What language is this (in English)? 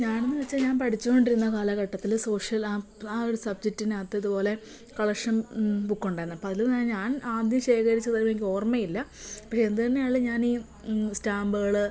Malayalam